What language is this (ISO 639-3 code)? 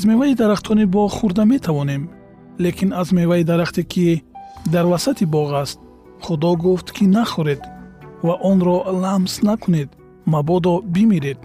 fas